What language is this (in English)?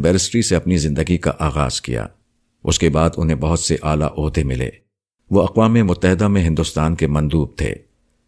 Urdu